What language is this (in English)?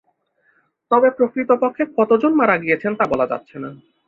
Bangla